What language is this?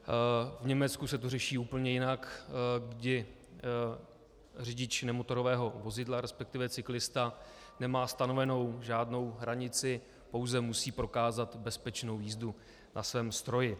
Czech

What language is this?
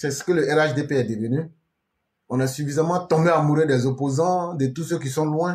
French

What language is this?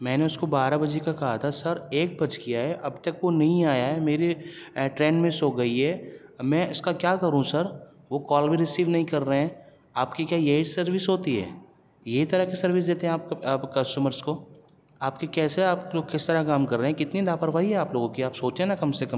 Urdu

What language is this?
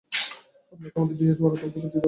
Bangla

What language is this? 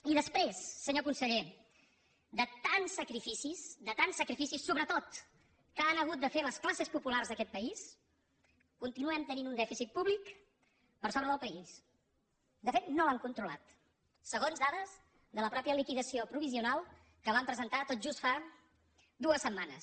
Catalan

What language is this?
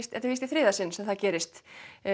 Icelandic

